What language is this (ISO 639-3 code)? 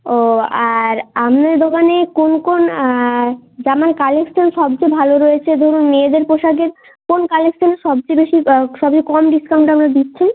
ben